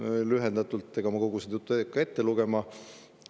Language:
Estonian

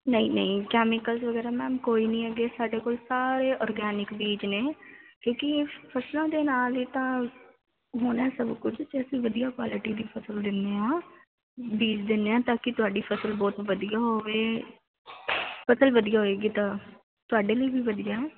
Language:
Punjabi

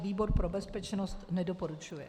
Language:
Czech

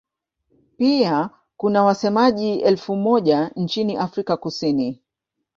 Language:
Swahili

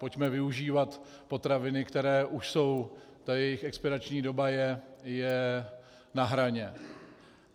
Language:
Czech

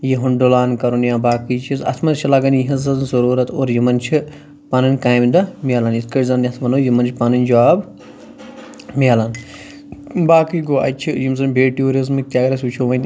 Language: Kashmiri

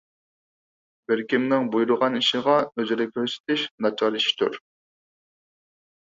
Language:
Uyghur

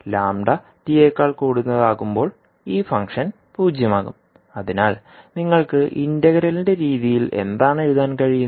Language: Malayalam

